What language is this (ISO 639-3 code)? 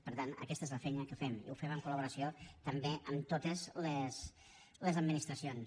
cat